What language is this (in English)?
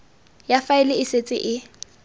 Tswana